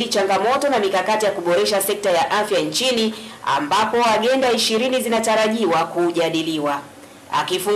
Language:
Swahili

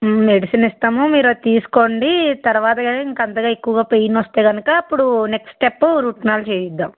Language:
Telugu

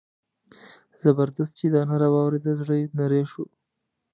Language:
Pashto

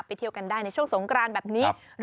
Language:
Thai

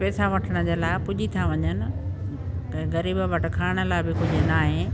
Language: Sindhi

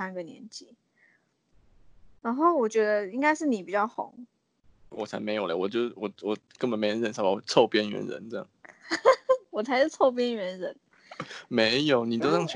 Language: Chinese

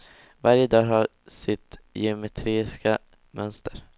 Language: Swedish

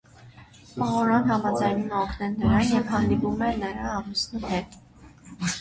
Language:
Armenian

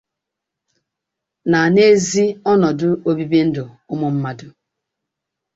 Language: Igbo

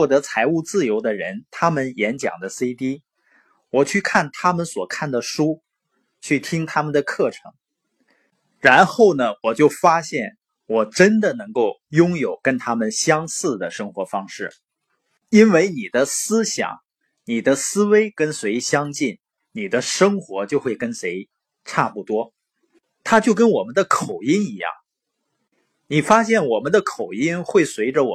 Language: Chinese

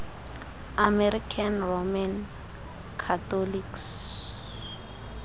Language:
Xhosa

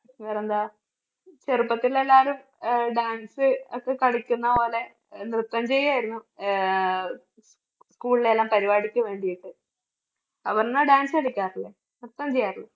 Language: Malayalam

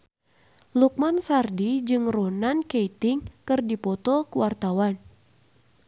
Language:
Sundanese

